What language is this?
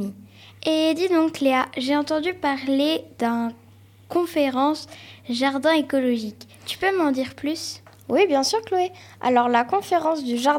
French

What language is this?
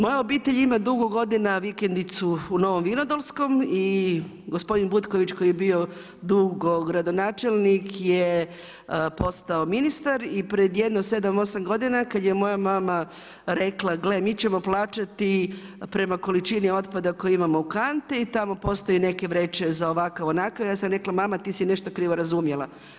Croatian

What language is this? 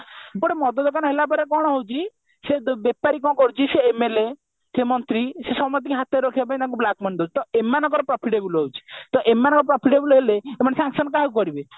Odia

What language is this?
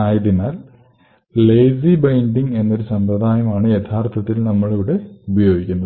Malayalam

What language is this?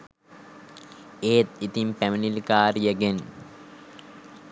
Sinhala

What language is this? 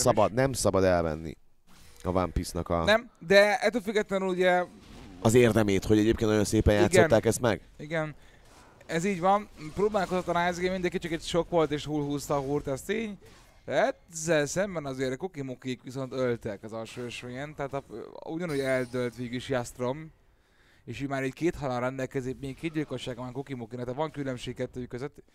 Hungarian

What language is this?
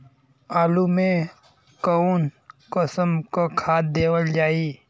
Bhojpuri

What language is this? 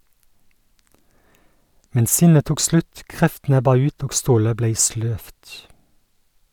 Norwegian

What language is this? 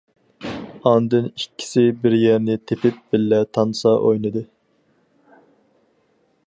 Uyghur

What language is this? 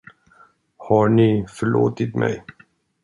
Swedish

